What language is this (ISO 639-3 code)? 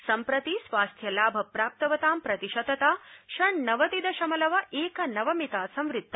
san